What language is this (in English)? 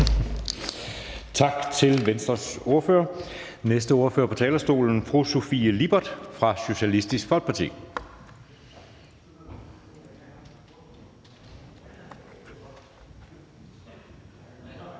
Danish